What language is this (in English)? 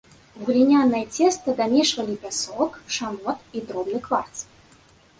Belarusian